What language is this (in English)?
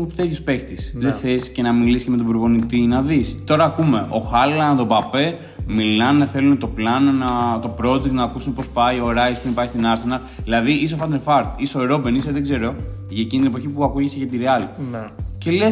Greek